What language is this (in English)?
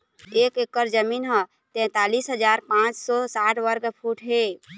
Chhattisgarhi